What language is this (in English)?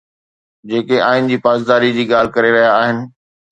Sindhi